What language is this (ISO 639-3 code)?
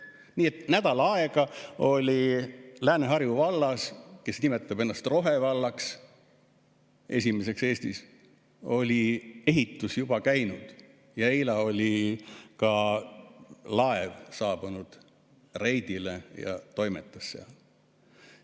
est